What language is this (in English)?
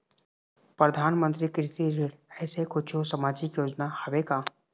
Chhattisgarhi